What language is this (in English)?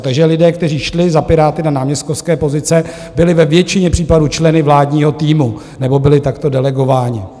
Czech